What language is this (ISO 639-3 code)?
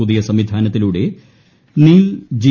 mal